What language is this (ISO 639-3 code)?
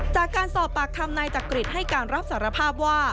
tha